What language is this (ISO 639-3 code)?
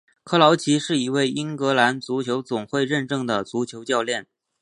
zho